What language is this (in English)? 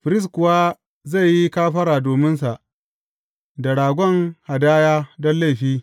Hausa